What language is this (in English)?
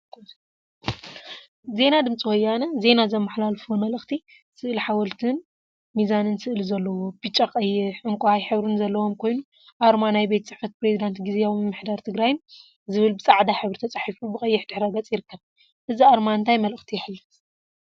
Tigrinya